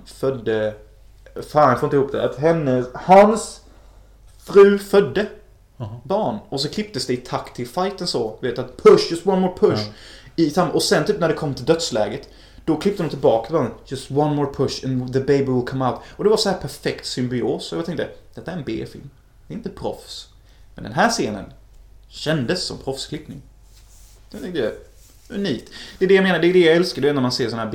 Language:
Swedish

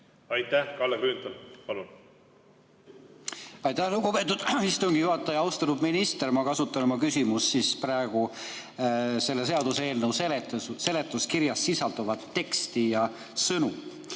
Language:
Estonian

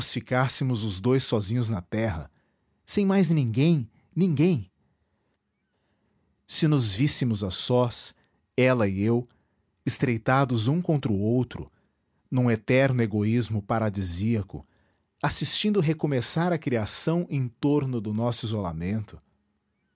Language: Portuguese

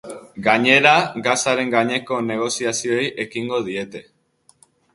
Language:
Basque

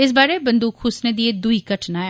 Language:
Dogri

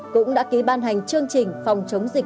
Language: Vietnamese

